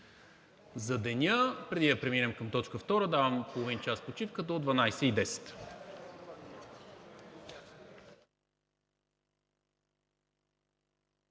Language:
Bulgarian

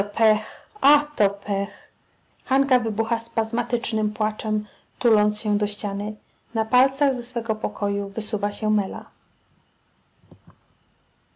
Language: Polish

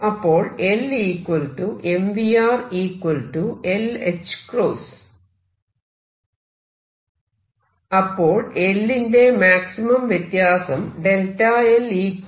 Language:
Malayalam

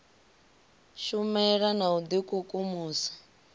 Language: Venda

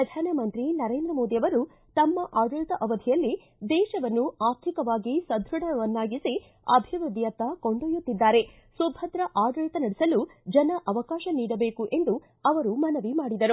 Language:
Kannada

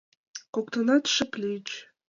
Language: Mari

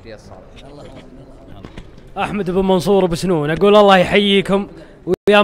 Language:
Arabic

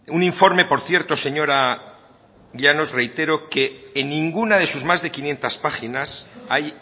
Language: Spanish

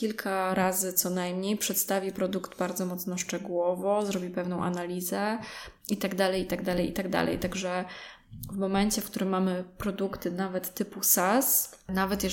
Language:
Polish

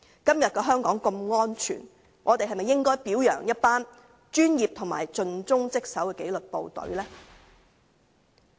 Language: Cantonese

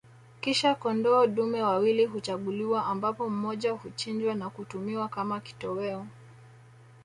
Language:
Swahili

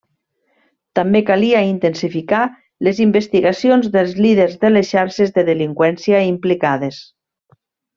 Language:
Catalan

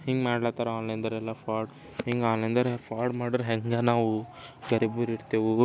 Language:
Kannada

